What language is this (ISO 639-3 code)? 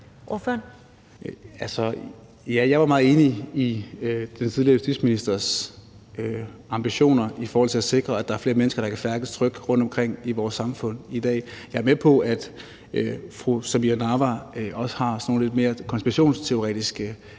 dan